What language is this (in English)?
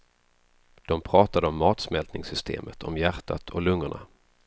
Swedish